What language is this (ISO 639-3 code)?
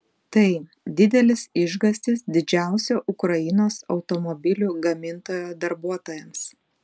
lit